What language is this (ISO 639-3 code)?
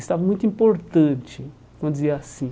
por